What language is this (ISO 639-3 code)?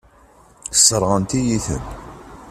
kab